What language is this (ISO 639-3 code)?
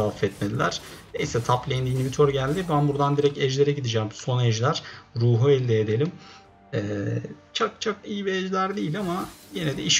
tur